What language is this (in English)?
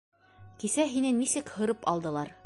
Bashkir